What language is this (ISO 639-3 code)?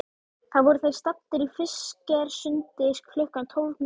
isl